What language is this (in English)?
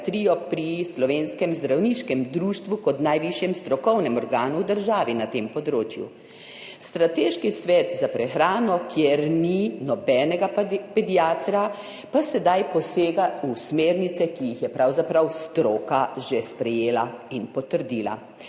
Slovenian